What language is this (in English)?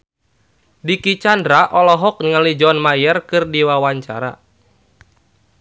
Sundanese